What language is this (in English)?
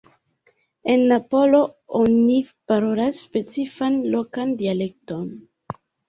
Esperanto